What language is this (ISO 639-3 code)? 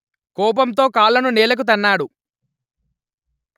tel